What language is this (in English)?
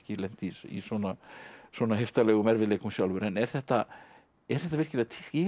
Icelandic